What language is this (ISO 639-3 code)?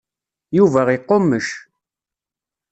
kab